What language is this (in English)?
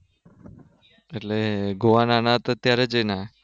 Gujarati